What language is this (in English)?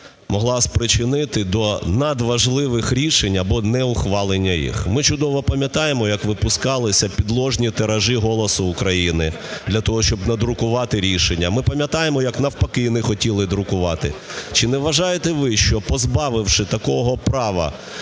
Ukrainian